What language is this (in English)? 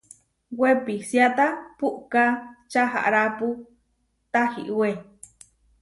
Huarijio